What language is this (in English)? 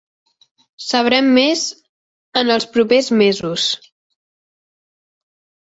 Catalan